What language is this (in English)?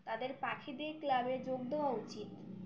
Bangla